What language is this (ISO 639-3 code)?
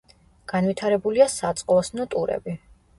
kat